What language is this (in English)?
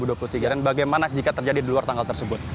Indonesian